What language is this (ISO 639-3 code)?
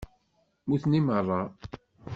kab